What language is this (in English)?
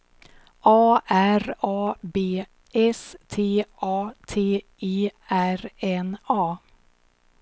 Swedish